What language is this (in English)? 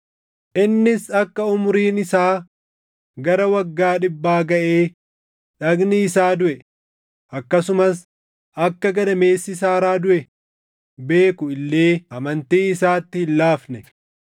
Oromo